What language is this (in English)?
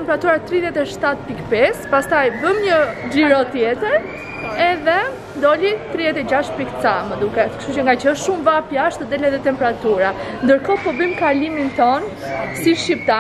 Turkish